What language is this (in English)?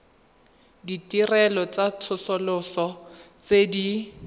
Tswana